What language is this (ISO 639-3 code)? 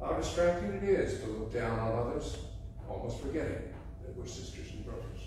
eng